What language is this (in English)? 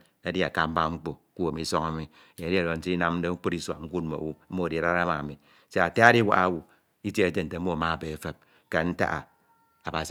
Ito